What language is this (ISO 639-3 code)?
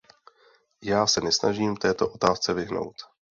ces